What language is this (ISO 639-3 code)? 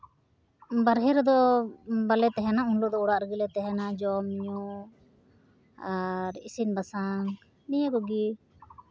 sat